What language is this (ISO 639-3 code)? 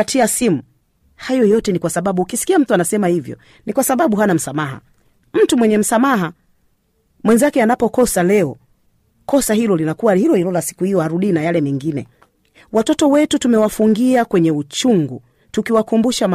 swa